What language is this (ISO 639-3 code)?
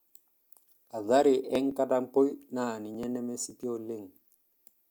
mas